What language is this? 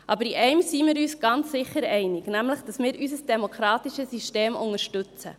Swiss German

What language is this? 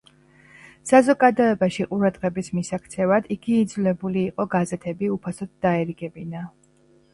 Georgian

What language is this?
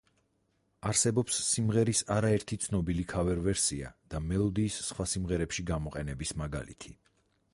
Georgian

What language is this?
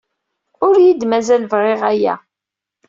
Kabyle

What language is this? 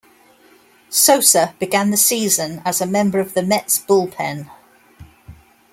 English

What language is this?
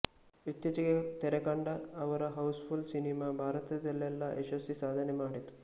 Kannada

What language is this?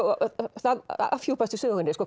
Icelandic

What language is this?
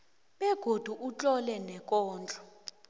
South Ndebele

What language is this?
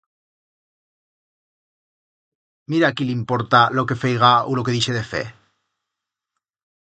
Aragonese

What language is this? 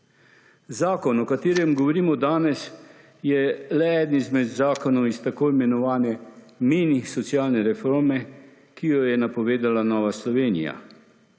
Slovenian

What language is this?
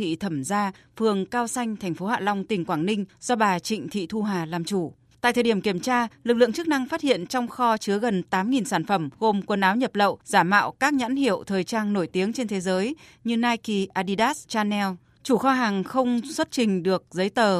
Vietnamese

